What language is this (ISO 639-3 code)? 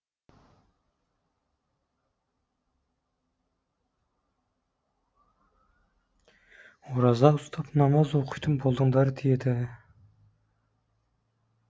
kaz